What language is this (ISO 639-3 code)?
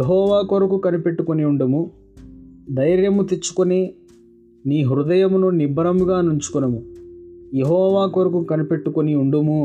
tel